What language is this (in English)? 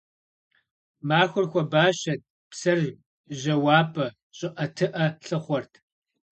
Kabardian